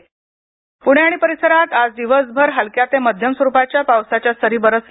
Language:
Marathi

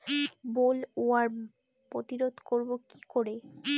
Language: Bangla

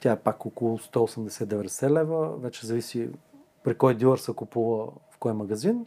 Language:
Bulgarian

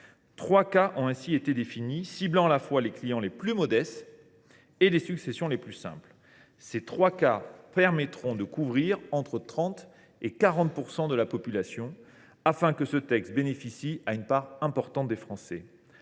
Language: French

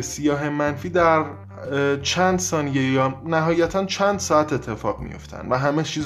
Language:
Persian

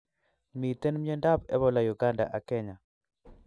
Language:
Kalenjin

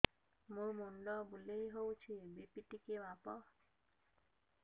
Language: Odia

